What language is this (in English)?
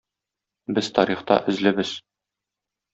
Tatar